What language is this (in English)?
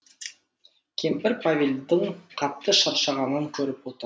Kazakh